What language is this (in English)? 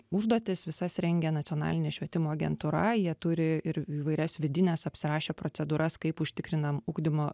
Lithuanian